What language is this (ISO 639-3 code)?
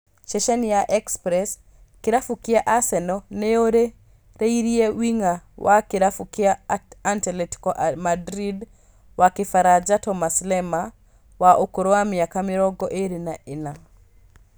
kik